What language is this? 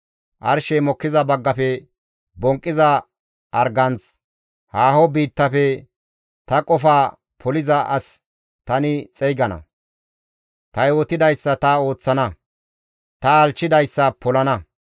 Gamo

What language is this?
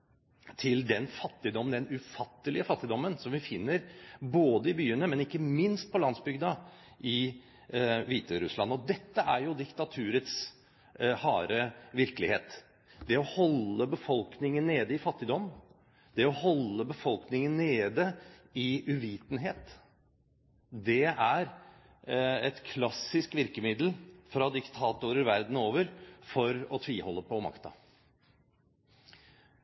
Norwegian Bokmål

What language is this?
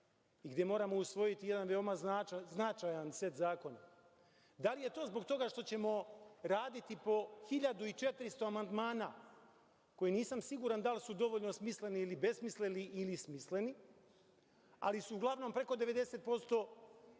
Serbian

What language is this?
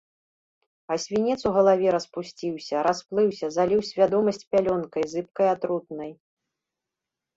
Belarusian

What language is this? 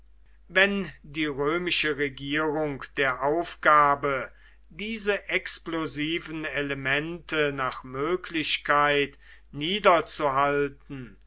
German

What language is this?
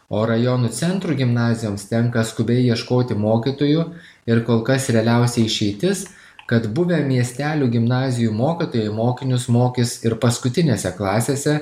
Lithuanian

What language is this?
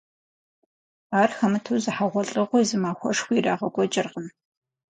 Kabardian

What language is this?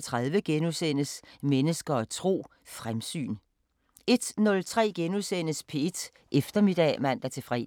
Danish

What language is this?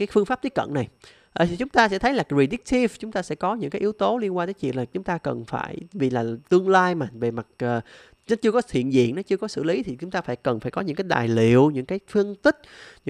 Vietnamese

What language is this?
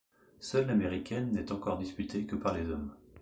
French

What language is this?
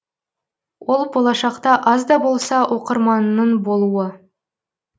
Kazakh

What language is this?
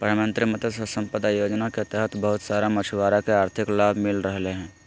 Magahi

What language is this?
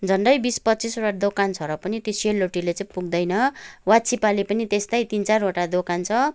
Nepali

